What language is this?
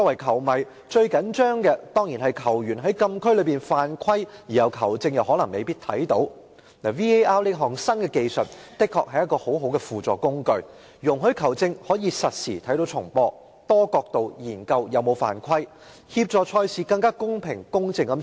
Cantonese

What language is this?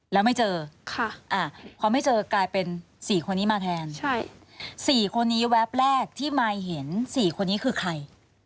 Thai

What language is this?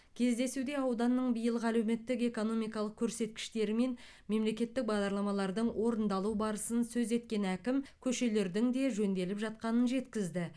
Kazakh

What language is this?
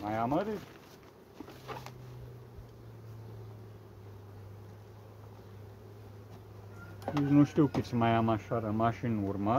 Romanian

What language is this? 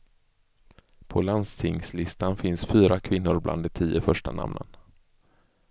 Swedish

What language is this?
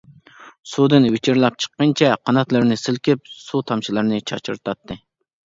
Uyghur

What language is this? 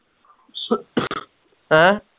Punjabi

